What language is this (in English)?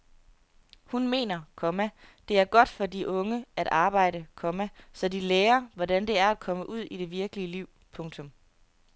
Danish